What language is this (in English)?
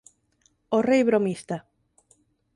Galician